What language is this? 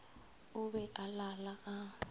Northern Sotho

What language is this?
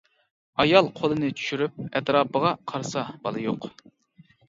Uyghur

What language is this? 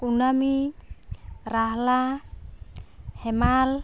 Santali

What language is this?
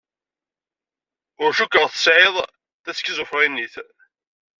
Kabyle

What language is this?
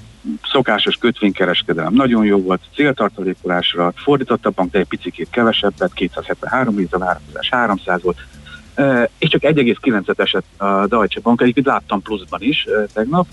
Hungarian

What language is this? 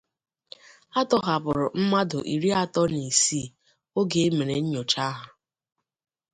Igbo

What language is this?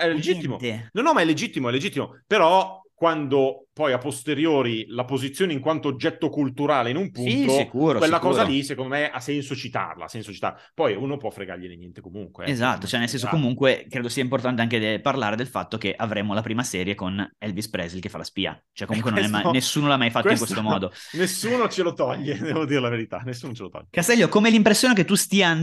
Italian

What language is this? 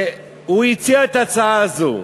Hebrew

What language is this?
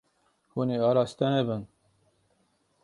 Kurdish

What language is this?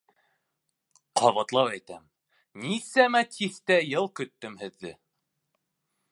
Bashkir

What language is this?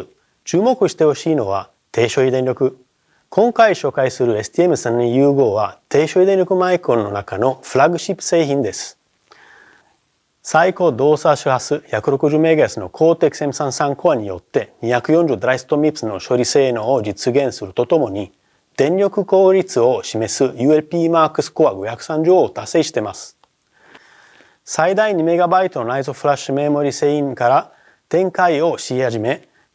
Japanese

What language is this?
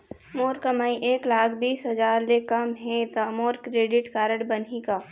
Chhattisgarhi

